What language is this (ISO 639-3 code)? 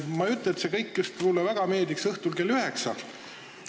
est